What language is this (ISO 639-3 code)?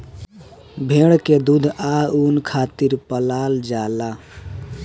bho